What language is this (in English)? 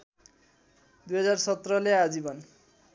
Nepali